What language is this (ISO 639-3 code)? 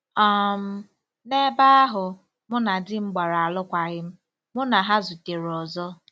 ibo